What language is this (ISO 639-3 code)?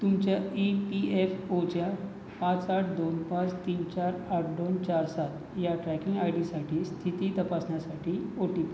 mar